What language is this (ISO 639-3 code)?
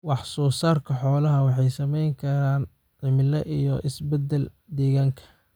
som